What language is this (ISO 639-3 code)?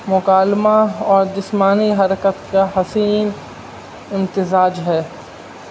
urd